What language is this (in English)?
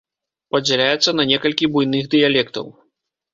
Belarusian